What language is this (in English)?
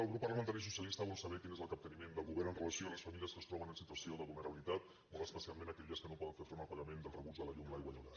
Catalan